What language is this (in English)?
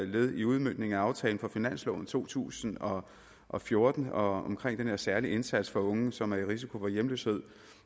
Danish